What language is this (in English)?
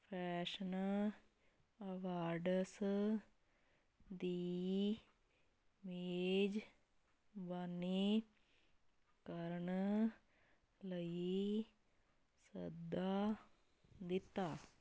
Punjabi